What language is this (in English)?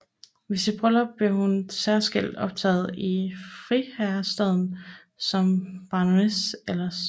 Danish